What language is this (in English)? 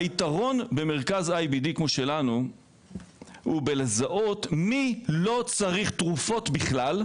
Hebrew